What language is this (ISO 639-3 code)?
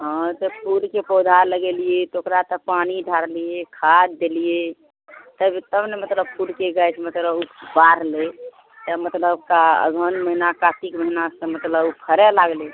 mai